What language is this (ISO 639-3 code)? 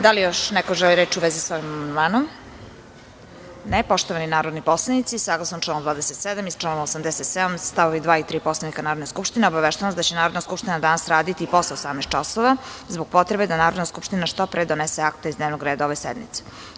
srp